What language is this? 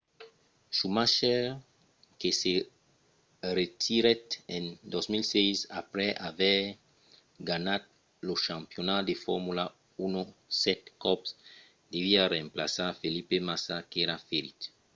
Occitan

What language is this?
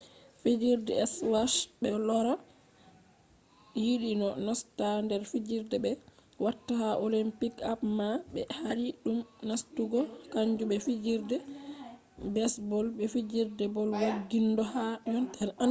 Fula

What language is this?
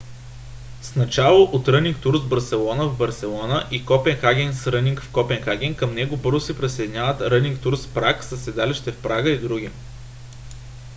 Bulgarian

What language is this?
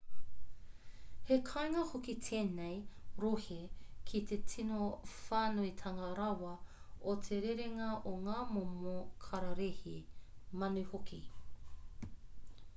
Māori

